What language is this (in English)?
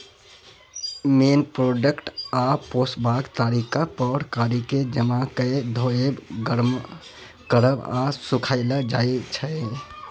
Maithili